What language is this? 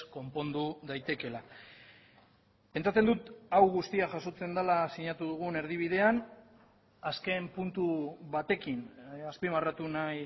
Basque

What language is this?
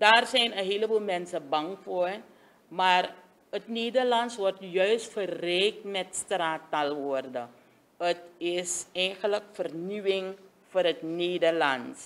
Dutch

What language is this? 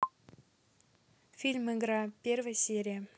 Russian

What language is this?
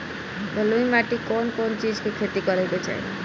Bhojpuri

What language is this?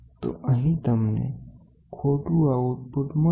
Gujarati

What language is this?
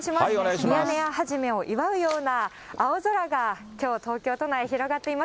Japanese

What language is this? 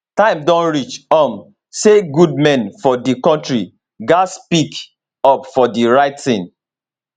Nigerian Pidgin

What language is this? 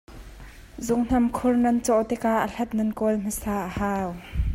Hakha Chin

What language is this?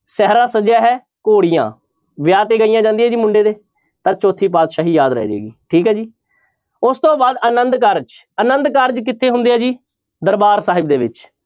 Punjabi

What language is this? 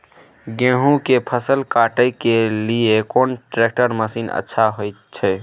Maithili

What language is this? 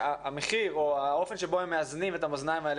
Hebrew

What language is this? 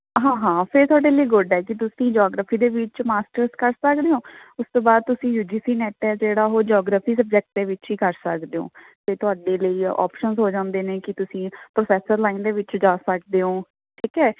Punjabi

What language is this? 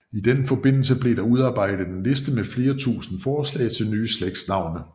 Danish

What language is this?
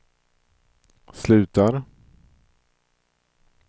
Swedish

